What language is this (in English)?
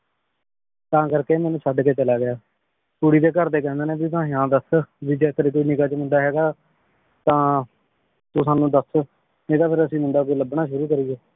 Punjabi